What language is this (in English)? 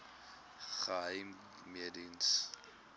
Afrikaans